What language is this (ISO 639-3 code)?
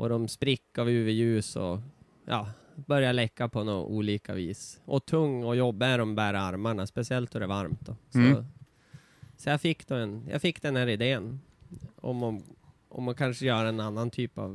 swe